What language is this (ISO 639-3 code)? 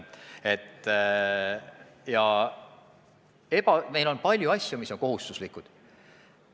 est